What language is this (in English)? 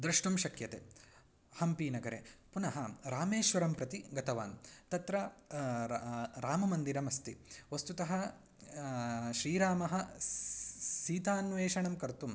Sanskrit